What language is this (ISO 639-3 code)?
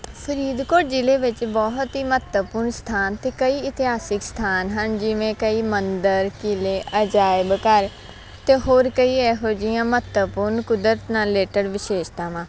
pan